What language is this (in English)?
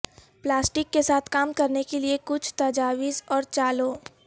Urdu